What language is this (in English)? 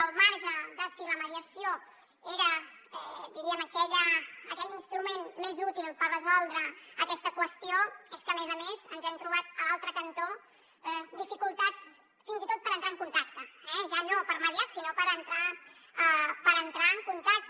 Catalan